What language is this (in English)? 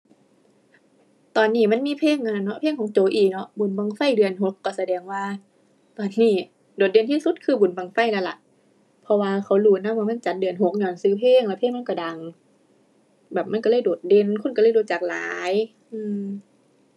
Thai